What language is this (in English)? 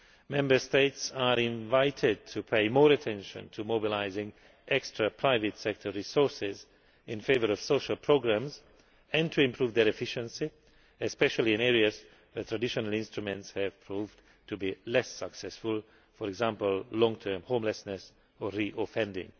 English